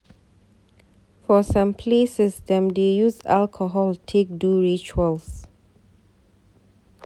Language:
Nigerian Pidgin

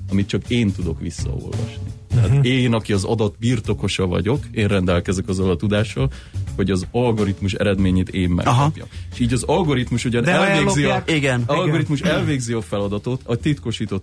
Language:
Hungarian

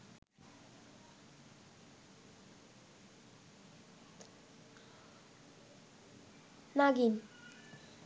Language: Bangla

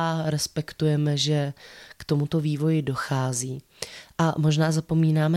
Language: Czech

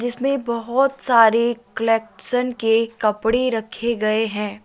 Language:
Hindi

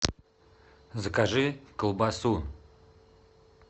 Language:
Russian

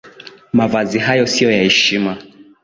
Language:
Swahili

